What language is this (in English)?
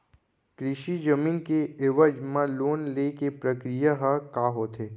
Chhattisgarhi